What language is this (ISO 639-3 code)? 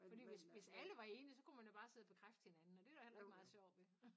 dan